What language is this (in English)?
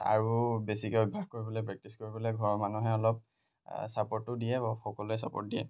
Assamese